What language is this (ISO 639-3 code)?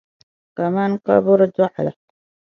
dag